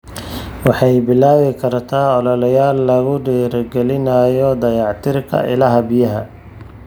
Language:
Somali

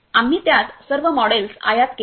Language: Marathi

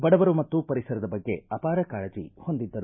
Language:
Kannada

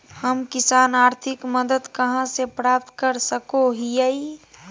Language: Magahi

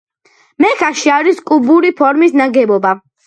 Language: Georgian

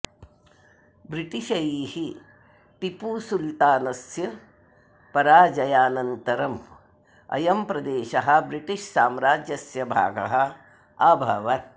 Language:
Sanskrit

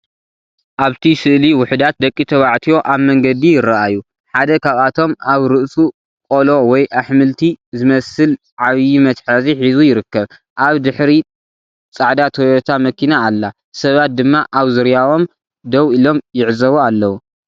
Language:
Tigrinya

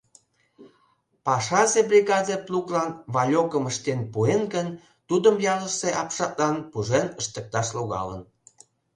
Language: Mari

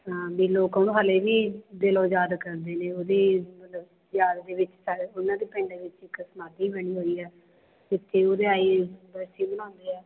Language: Punjabi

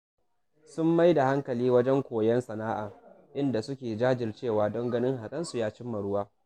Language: Hausa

